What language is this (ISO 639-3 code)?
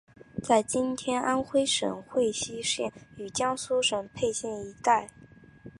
zho